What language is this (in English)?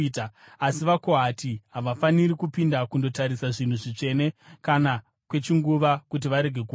Shona